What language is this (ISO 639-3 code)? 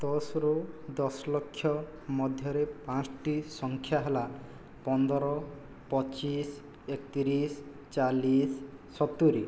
ori